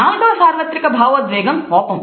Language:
Telugu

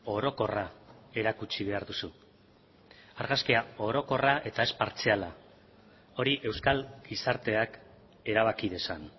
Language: Basque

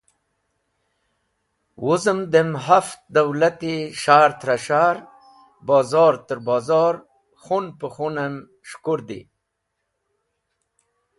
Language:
Wakhi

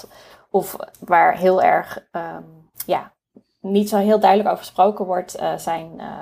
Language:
Dutch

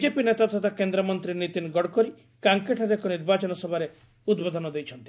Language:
Odia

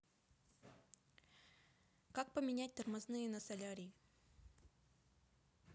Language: Russian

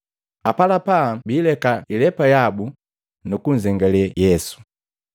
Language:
Matengo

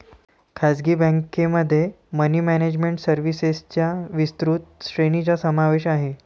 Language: Marathi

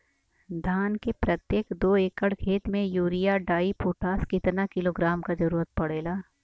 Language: Bhojpuri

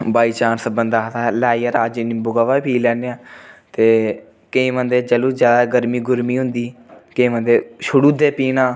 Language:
Dogri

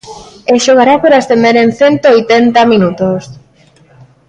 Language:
Galician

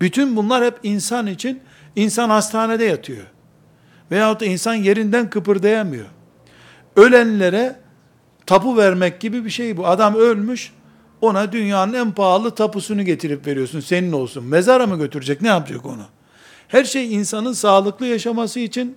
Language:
Turkish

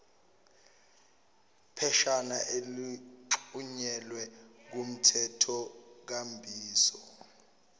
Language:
Zulu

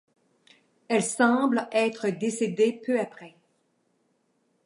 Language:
French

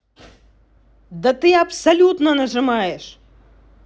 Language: Russian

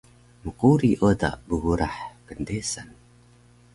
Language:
Taroko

